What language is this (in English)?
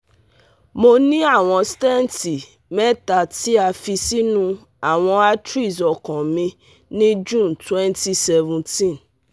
Yoruba